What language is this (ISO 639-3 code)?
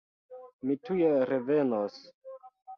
epo